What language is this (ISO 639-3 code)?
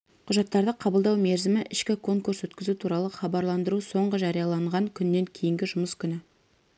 kaz